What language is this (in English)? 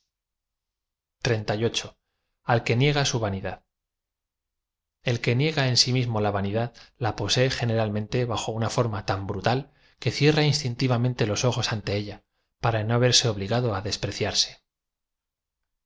Spanish